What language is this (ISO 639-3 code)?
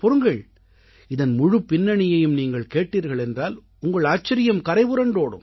tam